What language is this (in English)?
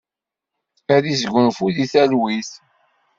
Kabyle